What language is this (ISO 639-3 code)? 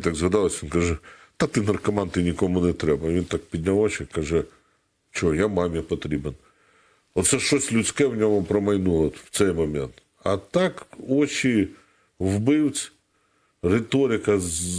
ukr